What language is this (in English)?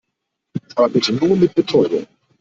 German